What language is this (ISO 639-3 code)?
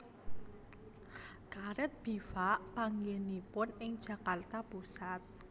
jav